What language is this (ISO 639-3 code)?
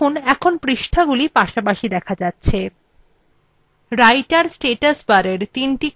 ben